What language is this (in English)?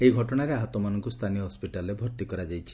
Odia